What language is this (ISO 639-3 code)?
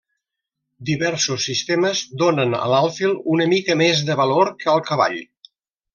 cat